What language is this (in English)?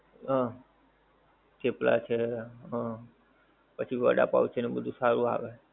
Gujarati